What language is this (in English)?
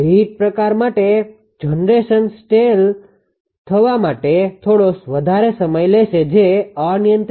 Gujarati